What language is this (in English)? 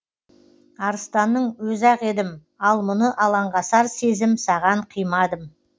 Kazakh